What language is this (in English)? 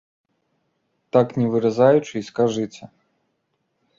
Belarusian